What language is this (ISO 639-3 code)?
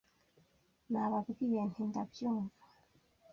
kin